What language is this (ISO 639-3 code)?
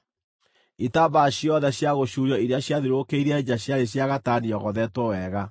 kik